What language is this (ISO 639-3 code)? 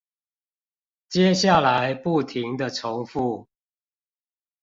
zho